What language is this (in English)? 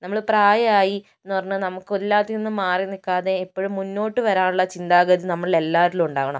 Malayalam